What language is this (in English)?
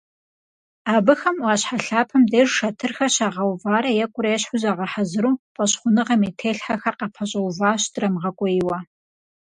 Kabardian